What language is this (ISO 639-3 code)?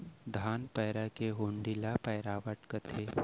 hne